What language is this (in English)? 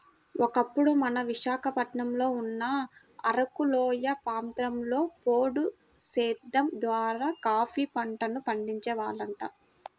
Telugu